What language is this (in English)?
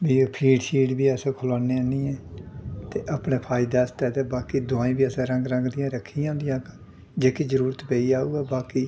Dogri